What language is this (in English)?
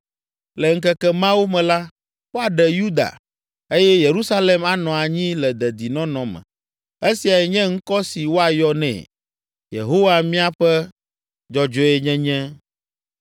Ewe